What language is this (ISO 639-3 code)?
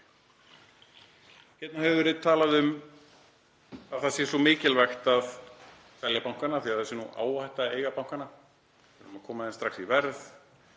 isl